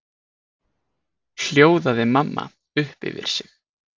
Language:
Icelandic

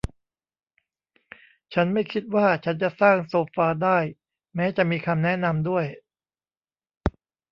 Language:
Thai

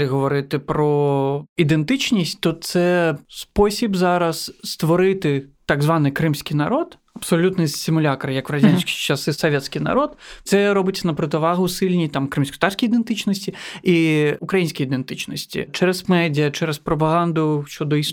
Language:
Ukrainian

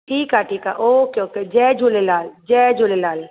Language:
Sindhi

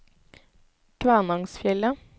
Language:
Norwegian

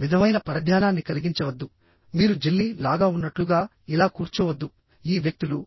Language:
Telugu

